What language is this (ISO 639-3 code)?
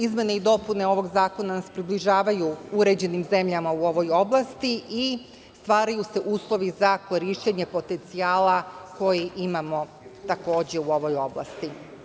srp